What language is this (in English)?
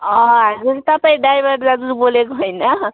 Nepali